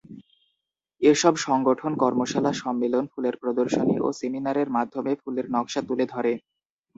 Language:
Bangla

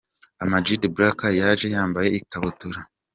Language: Kinyarwanda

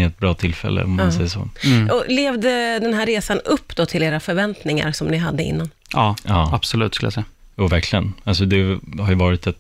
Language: Swedish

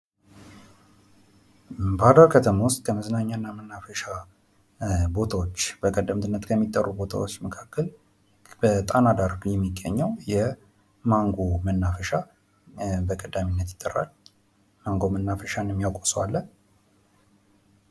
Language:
Amharic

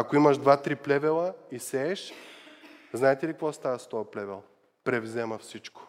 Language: Bulgarian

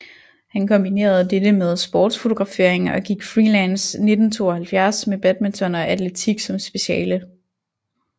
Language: Danish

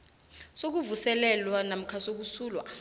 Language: South Ndebele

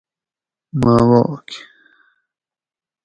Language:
Gawri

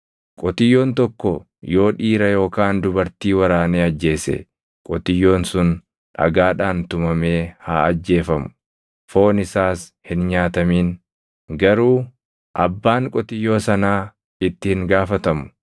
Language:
Oromo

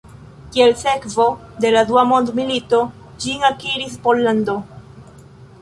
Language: Esperanto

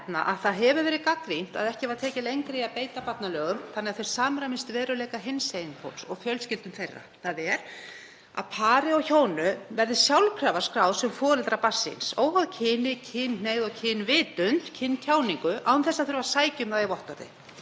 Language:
Icelandic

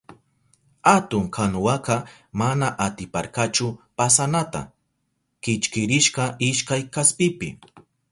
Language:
Southern Pastaza Quechua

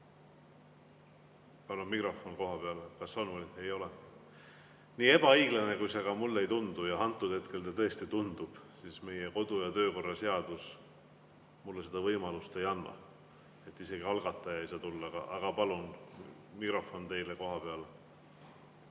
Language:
Estonian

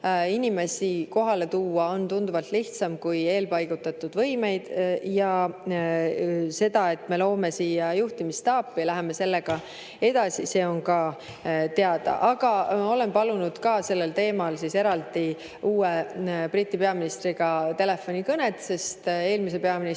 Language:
Estonian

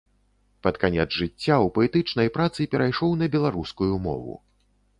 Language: Belarusian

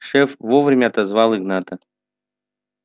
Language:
Russian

